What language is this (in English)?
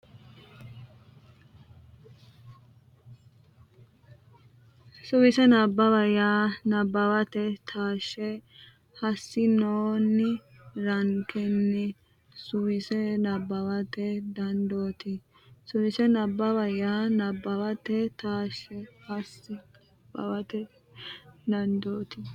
Sidamo